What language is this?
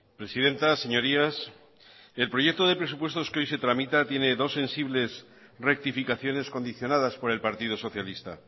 Spanish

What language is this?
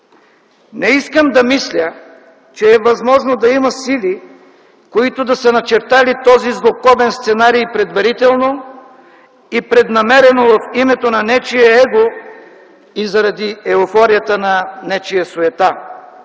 Bulgarian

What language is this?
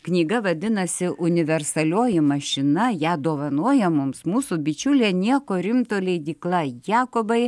Lithuanian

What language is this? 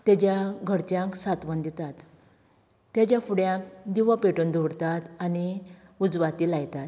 Konkani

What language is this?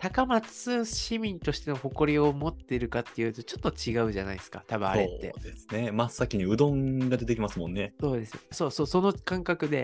Japanese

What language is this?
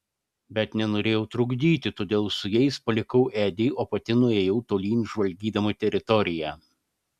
Lithuanian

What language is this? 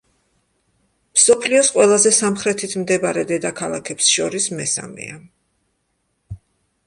Georgian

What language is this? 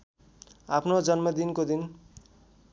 Nepali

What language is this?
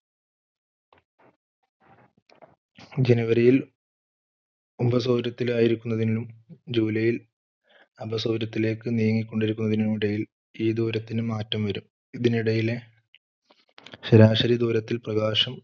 Malayalam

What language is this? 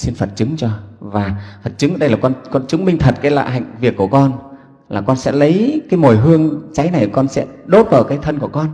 Vietnamese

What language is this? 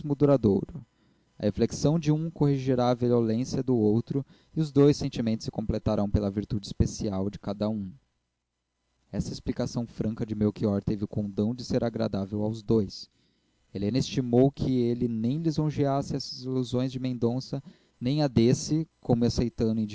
Portuguese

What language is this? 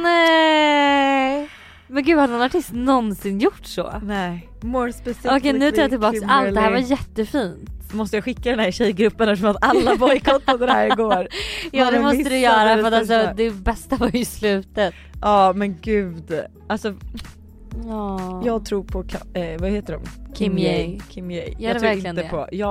Swedish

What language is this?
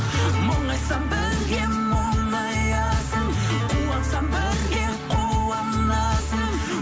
Kazakh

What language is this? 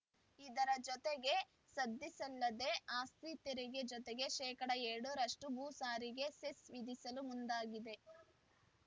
Kannada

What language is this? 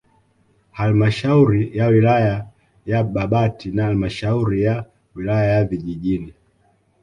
Swahili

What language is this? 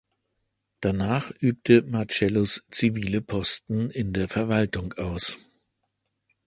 German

